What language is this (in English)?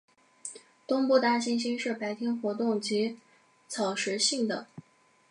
Chinese